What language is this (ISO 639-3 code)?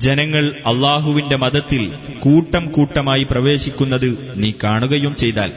mal